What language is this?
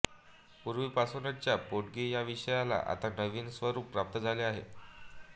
Marathi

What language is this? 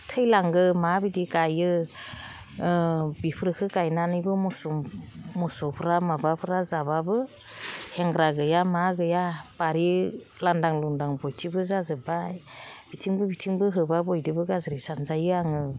Bodo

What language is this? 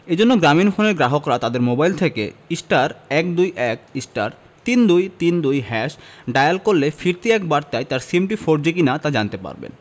Bangla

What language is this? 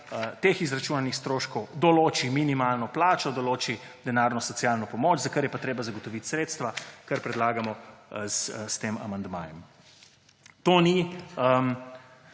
Slovenian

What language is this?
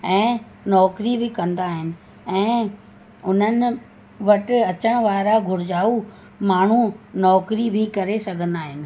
Sindhi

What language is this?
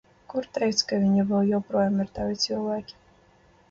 Latvian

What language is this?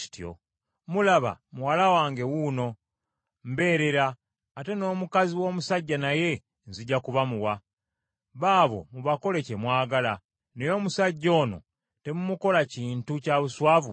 Ganda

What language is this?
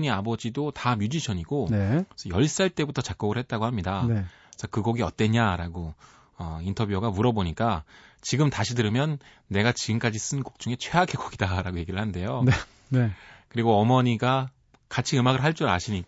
Korean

